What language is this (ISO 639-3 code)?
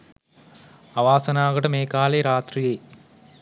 sin